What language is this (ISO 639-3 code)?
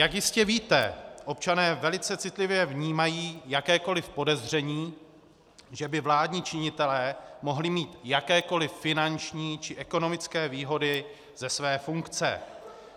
ces